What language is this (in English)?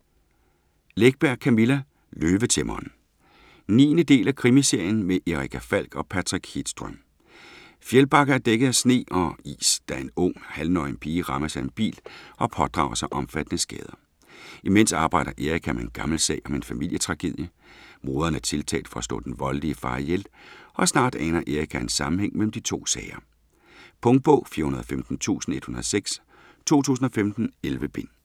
Danish